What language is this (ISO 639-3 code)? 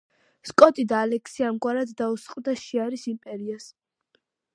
kat